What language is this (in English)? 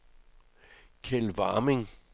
Danish